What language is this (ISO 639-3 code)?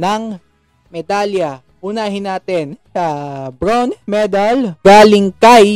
fil